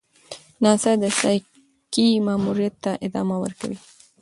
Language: Pashto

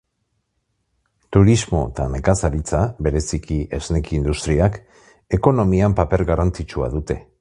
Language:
Basque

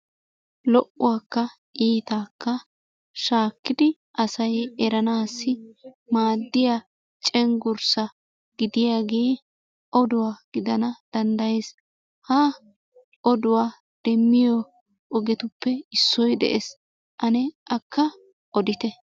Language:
Wolaytta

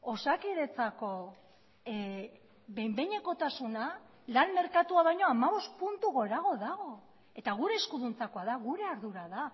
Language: Basque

